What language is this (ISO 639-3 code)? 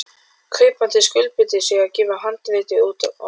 isl